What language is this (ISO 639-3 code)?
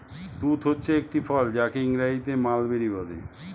ben